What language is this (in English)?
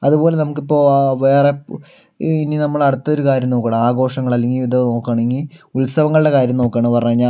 Malayalam